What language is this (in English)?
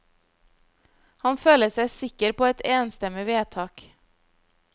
Norwegian